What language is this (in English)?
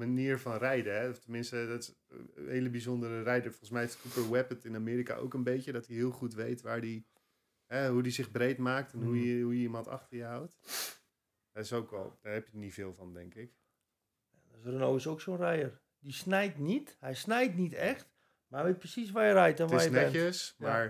Dutch